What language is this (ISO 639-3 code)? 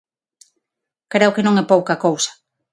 glg